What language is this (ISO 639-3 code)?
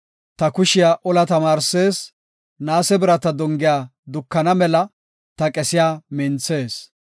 gof